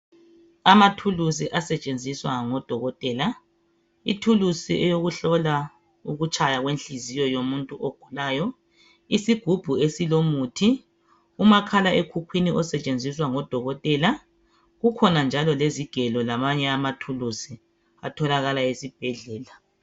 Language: North Ndebele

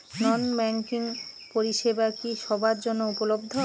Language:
Bangla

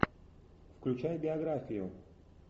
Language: Russian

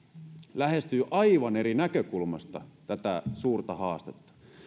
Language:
Finnish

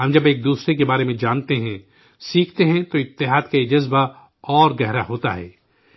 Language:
Urdu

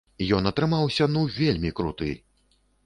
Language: Belarusian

